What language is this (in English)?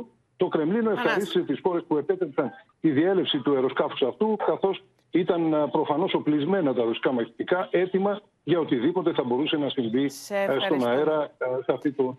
Greek